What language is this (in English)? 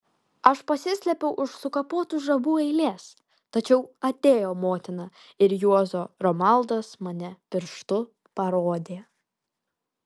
Lithuanian